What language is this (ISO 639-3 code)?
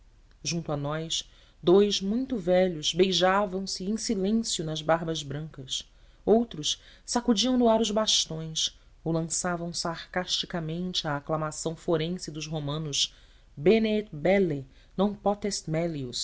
por